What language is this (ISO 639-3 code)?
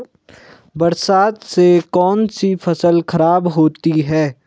hin